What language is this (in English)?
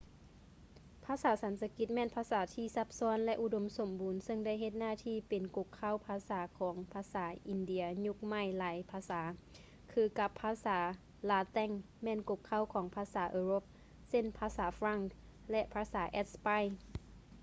Lao